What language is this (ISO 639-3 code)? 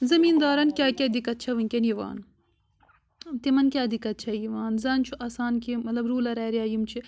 kas